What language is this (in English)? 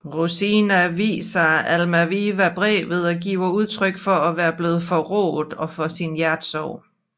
Danish